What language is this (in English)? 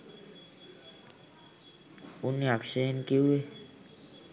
Sinhala